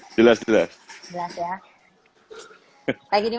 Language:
Indonesian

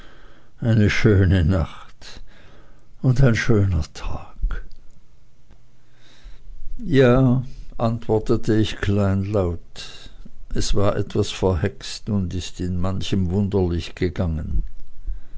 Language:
German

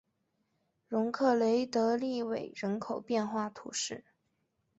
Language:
Chinese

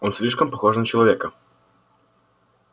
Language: Russian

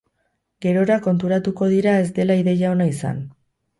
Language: Basque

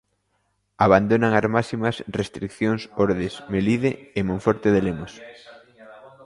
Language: Galician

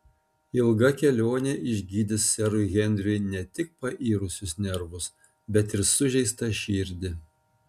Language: Lithuanian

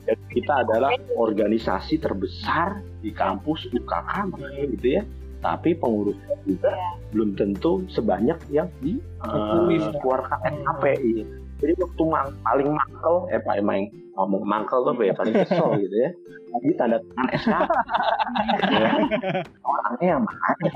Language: Indonesian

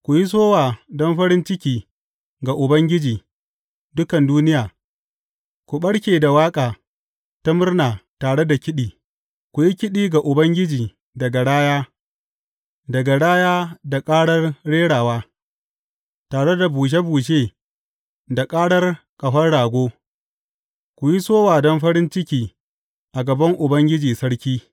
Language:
Hausa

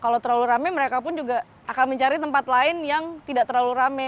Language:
Indonesian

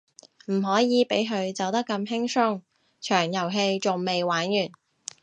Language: Cantonese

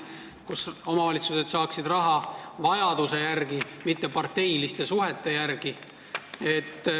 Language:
Estonian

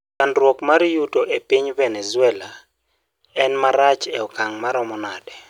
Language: Luo (Kenya and Tanzania)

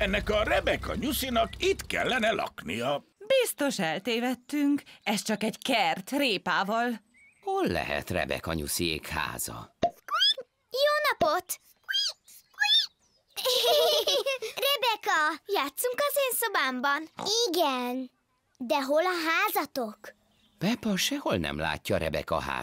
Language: Hungarian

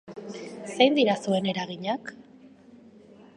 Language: Basque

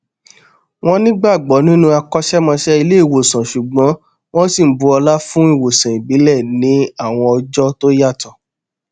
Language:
Yoruba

